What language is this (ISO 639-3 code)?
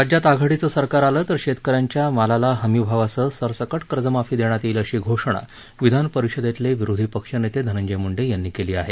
mar